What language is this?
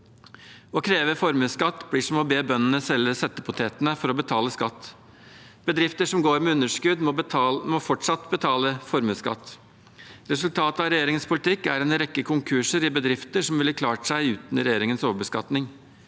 Norwegian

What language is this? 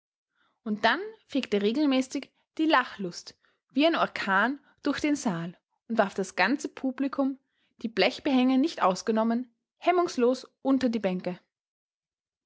German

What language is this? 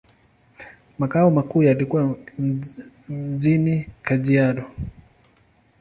Swahili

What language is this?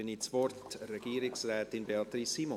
Swiss German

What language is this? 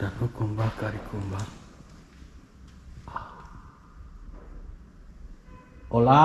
Romanian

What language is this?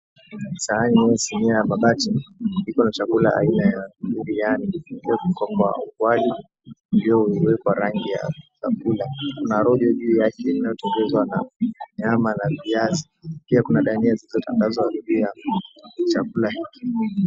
Swahili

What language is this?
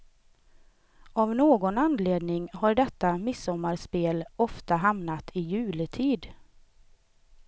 Swedish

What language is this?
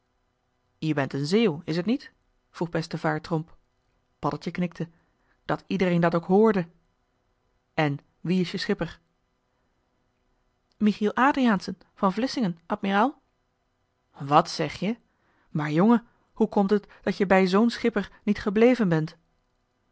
Dutch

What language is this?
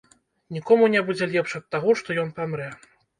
Belarusian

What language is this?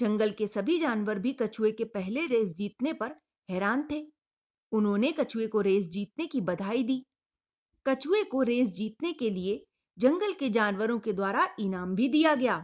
Hindi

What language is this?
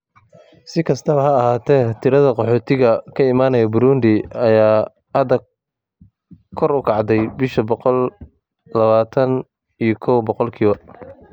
Somali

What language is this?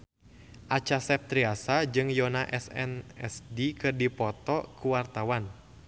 Sundanese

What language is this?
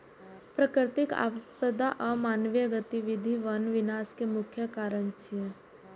Maithili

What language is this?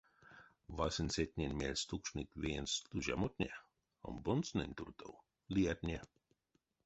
Erzya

